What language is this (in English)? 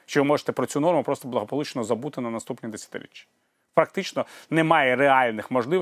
Ukrainian